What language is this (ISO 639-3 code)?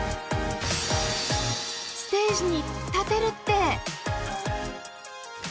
jpn